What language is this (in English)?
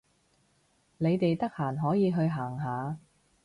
Cantonese